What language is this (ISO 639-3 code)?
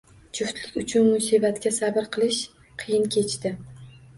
uzb